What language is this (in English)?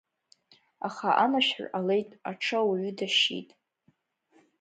Abkhazian